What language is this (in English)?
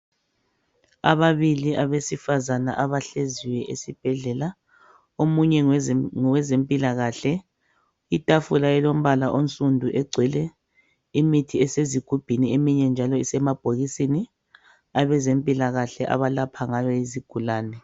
North Ndebele